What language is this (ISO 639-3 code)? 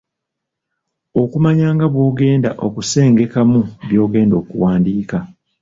lug